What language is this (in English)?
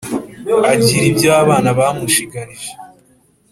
Kinyarwanda